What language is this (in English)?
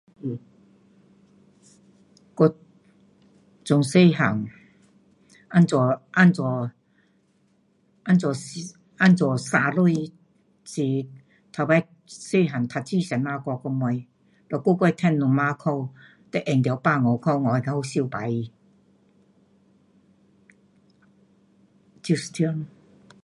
Pu-Xian Chinese